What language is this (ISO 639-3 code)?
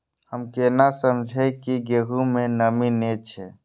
mai